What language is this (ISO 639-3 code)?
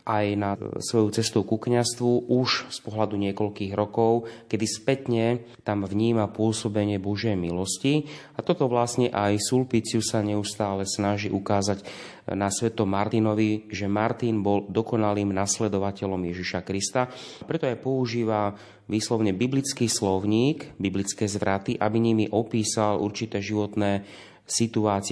slk